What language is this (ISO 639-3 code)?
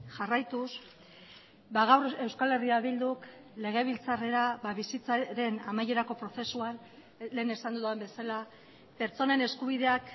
eus